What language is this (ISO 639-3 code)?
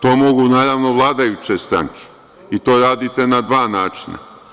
srp